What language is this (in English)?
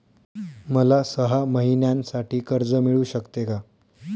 Marathi